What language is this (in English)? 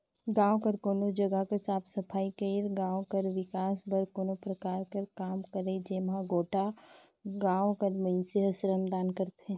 Chhattisgarhi